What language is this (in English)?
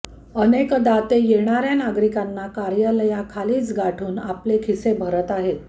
Marathi